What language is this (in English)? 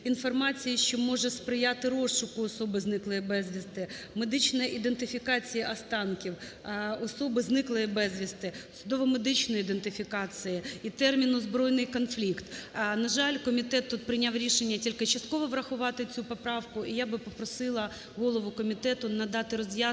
Ukrainian